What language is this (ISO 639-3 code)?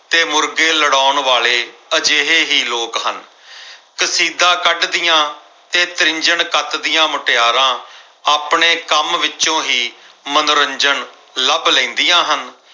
pan